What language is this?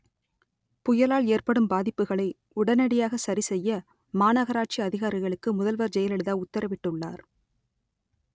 Tamil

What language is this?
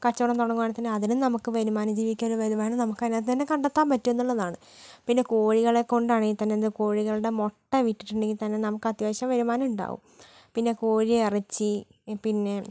Malayalam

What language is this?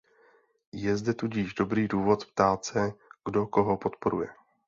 Czech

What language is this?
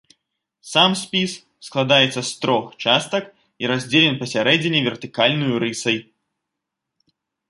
Belarusian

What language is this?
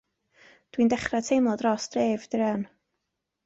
Welsh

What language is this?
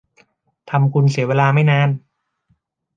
Thai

